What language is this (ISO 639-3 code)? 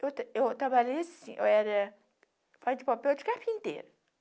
por